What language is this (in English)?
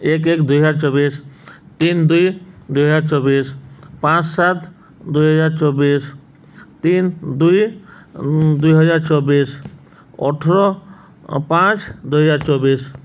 Odia